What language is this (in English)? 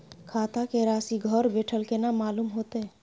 Maithili